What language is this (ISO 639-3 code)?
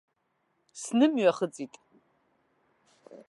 abk